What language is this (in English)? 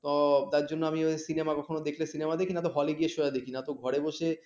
Bangla